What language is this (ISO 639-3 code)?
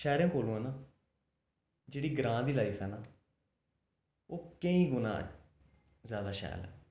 doi